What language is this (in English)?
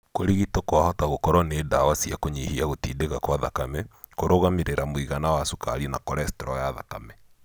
Kikuyu